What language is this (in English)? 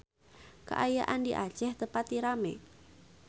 Sundanese